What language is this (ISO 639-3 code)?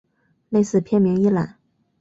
zho